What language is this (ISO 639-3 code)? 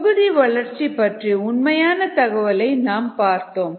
tam